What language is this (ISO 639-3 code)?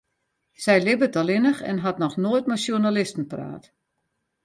fry